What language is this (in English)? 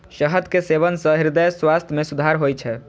Maithili